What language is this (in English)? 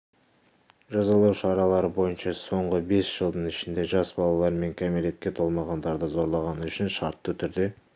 Kazakh